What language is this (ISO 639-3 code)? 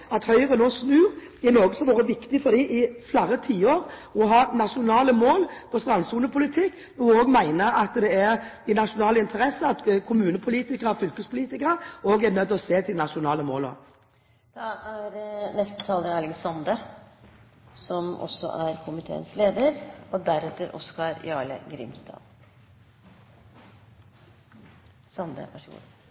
nor